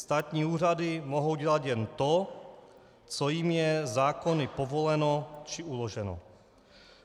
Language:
Czech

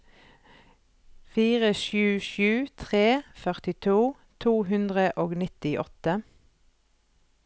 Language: Norwegian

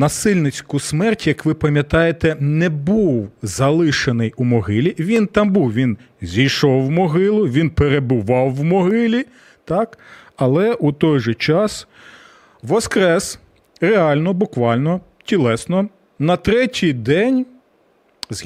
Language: Ukrainian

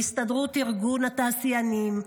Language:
Hebrew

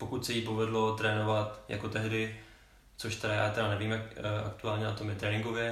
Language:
Czech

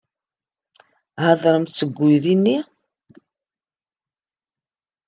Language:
Kabyle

